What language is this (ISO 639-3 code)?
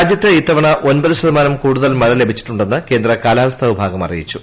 mal